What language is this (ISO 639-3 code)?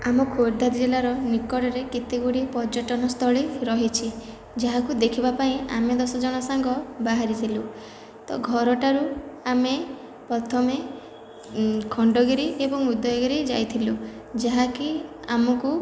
ori